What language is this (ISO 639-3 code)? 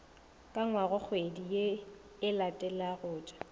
nso